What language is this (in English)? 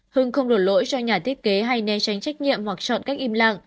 Vietnamese